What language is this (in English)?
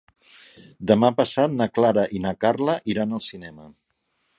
Catalan